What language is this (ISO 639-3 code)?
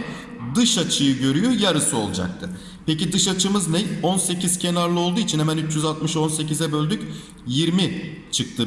tur